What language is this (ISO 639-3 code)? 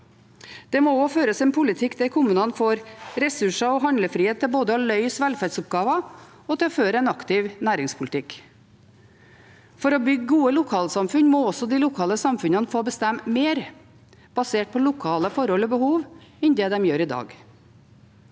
nor